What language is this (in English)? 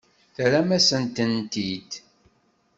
Kabyle